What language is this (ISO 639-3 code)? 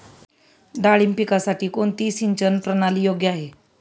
mar